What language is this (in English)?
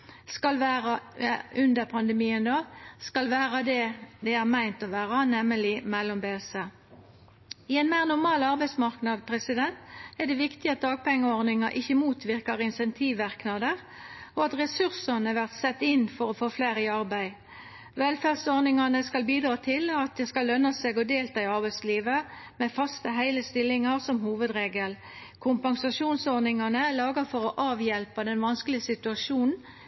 Norwegian Nynorsk